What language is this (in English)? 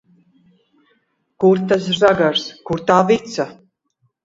Latvian